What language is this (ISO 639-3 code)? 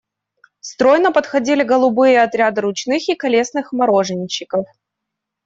rus